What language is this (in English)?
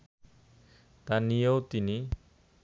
Bangla